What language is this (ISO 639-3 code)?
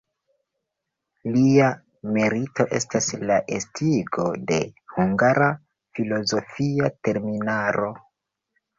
epo